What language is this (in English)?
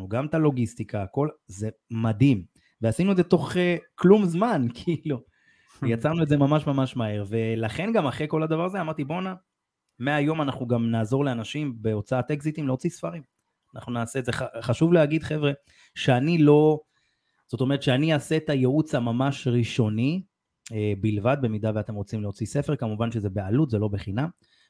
Hebrew